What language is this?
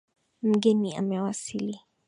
Swahili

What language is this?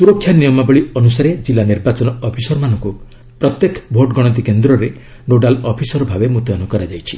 Odia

